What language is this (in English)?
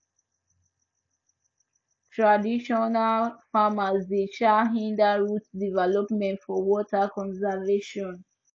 Nigerian Pidgin